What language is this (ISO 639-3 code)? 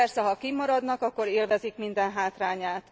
hun